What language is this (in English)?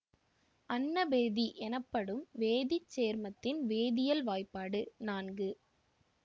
Tamil